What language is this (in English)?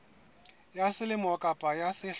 Southern Sotho